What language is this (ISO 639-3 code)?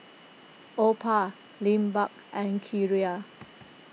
eng